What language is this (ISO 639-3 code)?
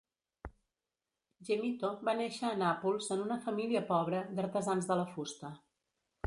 cat